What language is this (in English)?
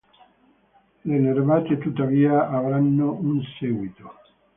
Italian